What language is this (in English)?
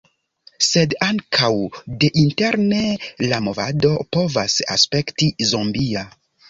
Esperanto